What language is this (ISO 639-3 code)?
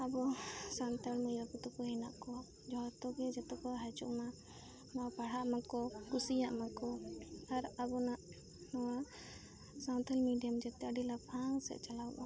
sat